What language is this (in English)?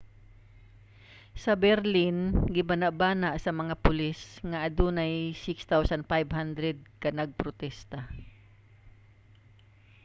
Cebuano